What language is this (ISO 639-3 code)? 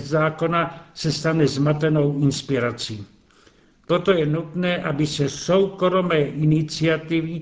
ces